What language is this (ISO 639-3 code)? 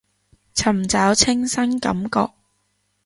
yue